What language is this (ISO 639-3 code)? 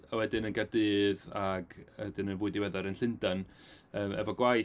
cym